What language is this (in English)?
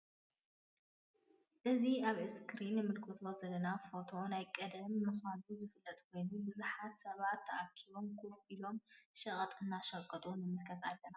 Tigrinya